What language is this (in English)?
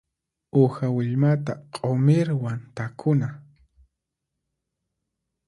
Puno Quechua